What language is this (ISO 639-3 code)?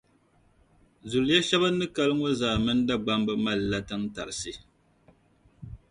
dag